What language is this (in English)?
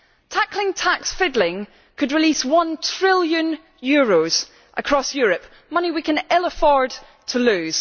English